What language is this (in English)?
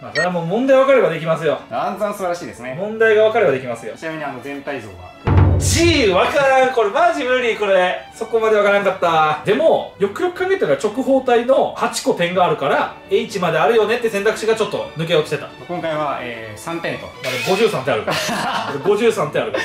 Japanese